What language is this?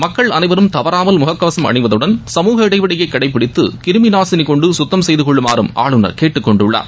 Tamil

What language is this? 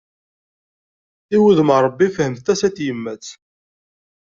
Kabyle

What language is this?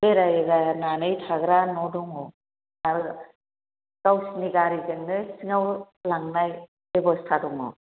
Bodo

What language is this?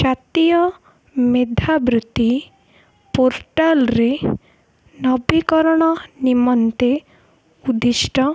Odia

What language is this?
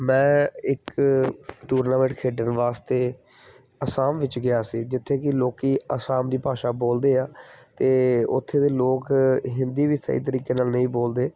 Punjabi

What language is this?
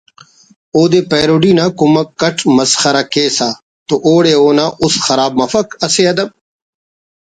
Brahui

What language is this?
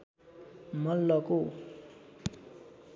Nepali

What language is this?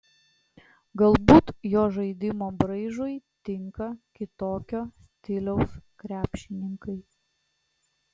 Lithuanian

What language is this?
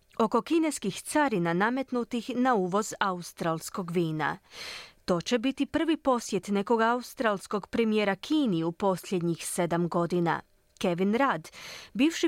Croatian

